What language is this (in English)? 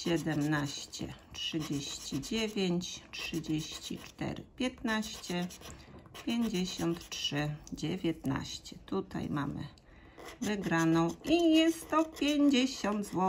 Polish